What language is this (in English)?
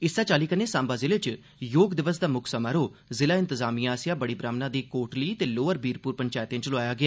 Dogri